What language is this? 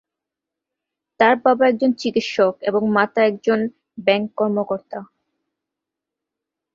Bangla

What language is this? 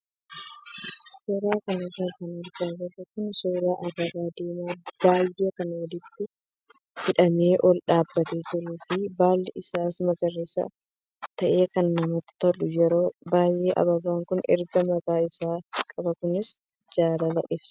Oromo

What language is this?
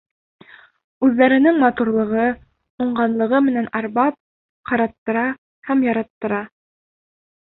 Bashkir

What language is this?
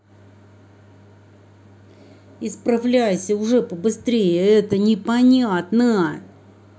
Russian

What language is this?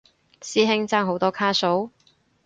Cantonese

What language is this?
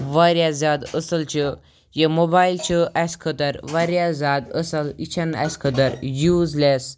Kashmiri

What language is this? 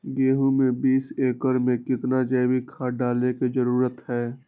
Magahi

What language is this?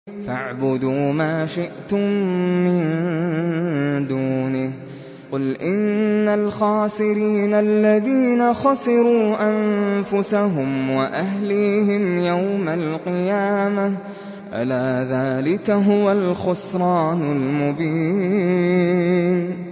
Arabic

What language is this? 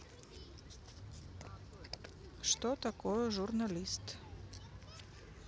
Russian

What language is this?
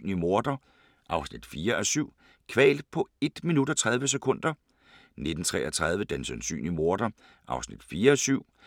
Danish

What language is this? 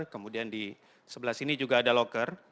Indonesian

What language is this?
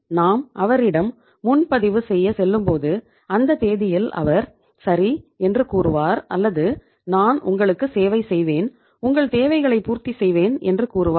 Tamil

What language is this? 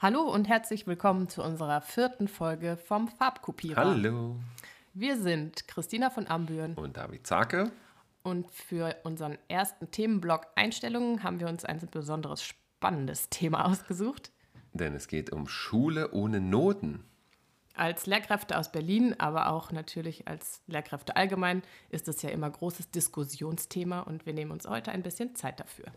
German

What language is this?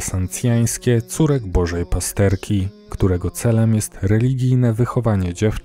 Polish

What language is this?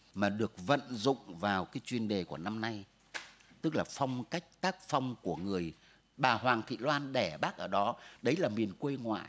Vietnamese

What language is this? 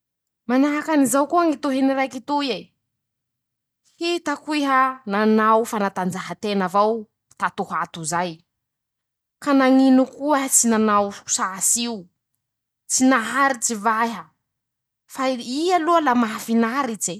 Masikoro Malagasy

